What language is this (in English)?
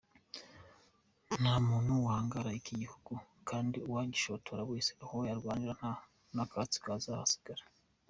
Kinyarwanda